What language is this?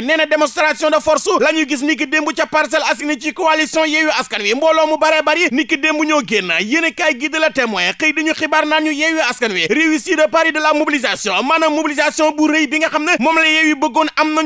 Indonesian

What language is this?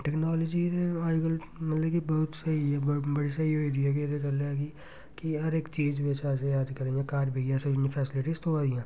Dogri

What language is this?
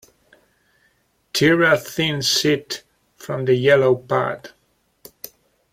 English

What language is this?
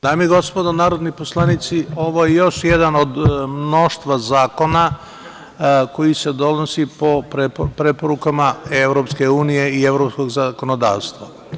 Serbian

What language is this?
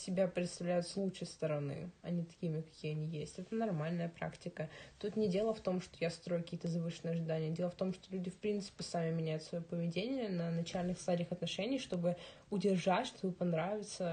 Russian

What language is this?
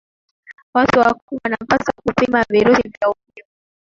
Swahili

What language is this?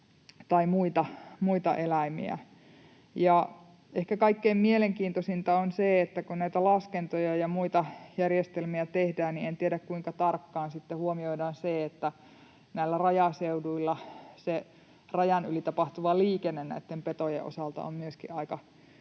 Finnish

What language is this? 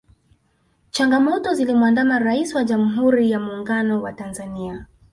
Swahili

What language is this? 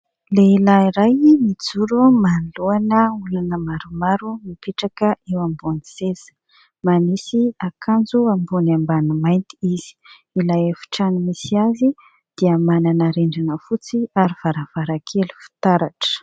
Malagasy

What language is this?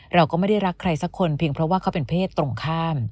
Thai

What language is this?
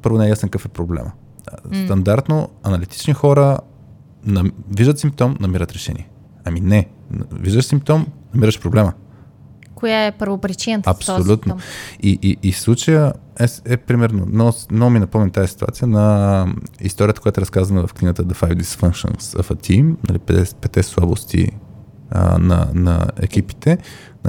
Bulgarian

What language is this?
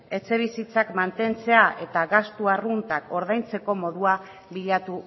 Basque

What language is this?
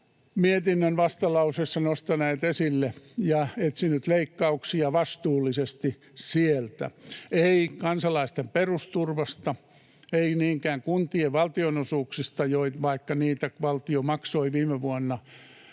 Finnish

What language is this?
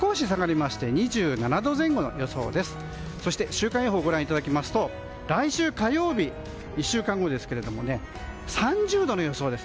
Japanese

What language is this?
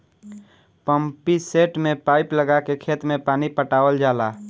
Bhojpuri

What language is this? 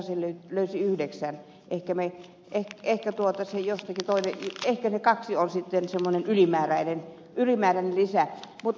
Finnish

